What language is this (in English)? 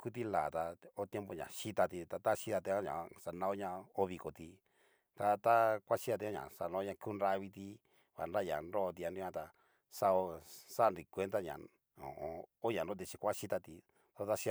Cacaloxtepec Mixtec